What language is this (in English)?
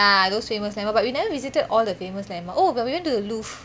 English